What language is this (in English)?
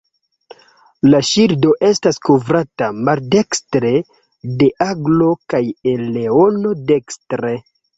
Esperanto